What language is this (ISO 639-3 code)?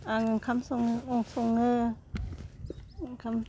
brx